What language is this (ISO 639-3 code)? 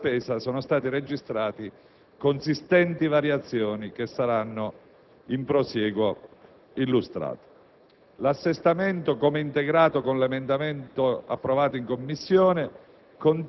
ita